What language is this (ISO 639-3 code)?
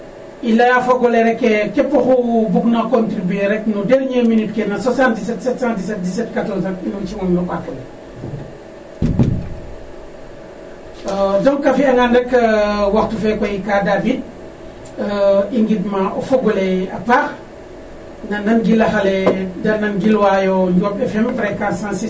srr